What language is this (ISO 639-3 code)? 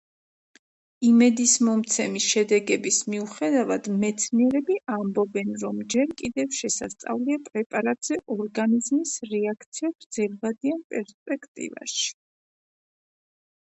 kat